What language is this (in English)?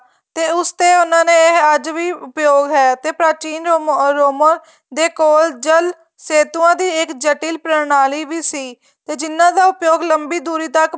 Punjabi